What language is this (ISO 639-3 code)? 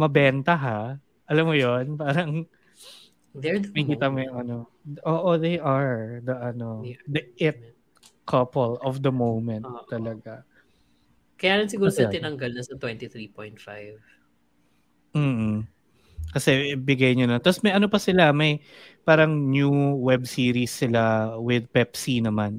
fil